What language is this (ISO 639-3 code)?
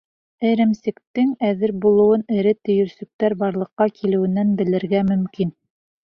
bak